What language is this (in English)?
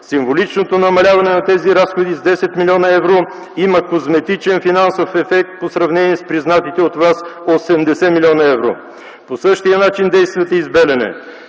Bulgarian